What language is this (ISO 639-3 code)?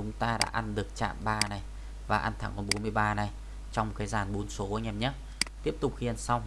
vie